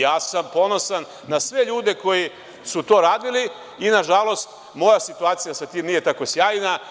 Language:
Serbian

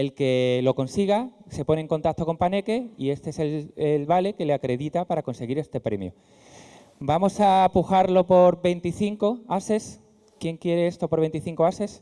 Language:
Spanish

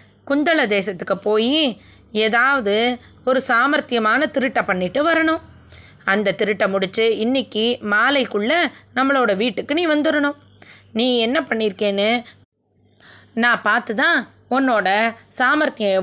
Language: Tamil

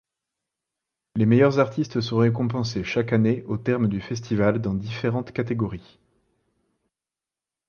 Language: French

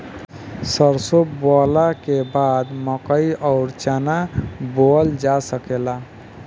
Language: Bhojpuri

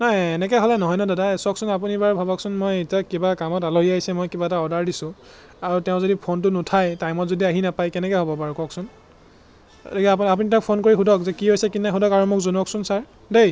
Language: Assamese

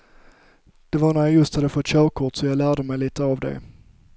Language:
Swedish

